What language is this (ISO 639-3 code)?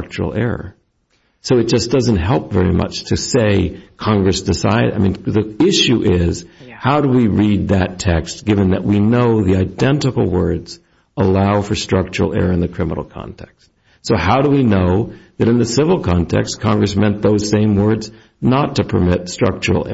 eng